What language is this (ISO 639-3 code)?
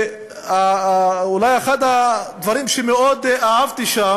heb